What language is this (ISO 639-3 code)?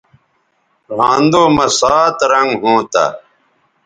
btv